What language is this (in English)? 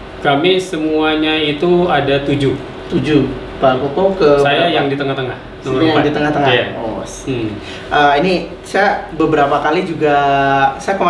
Indonesian